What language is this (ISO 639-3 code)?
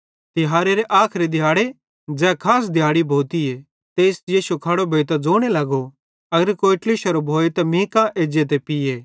bhd